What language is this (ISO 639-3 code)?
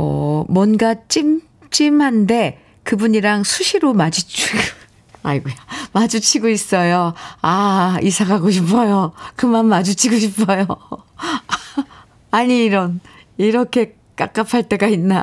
kor